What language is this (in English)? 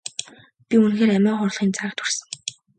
Mongolian